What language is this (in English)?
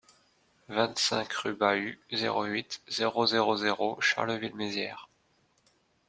French